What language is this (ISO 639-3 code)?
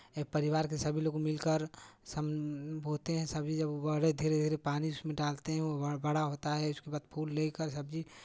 hin